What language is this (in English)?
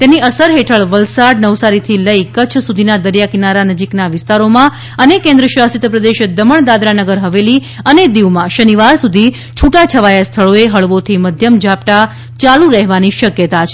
Gujarati